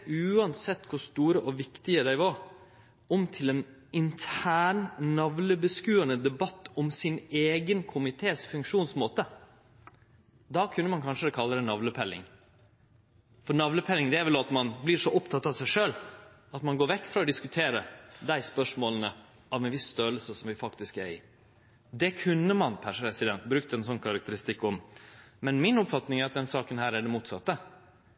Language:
Norwegian Nynorsk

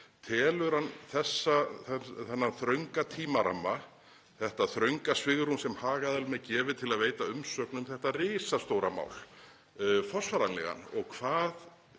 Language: Icelandic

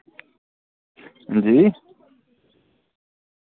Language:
Dogri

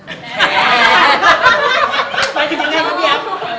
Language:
Thai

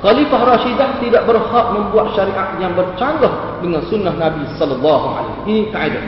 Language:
Malay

